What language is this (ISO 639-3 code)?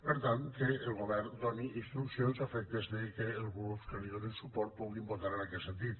cat